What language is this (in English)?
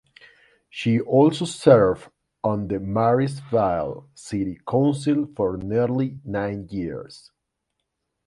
English